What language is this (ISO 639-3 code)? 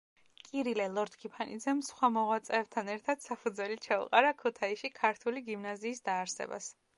kat